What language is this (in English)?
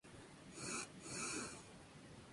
Spanish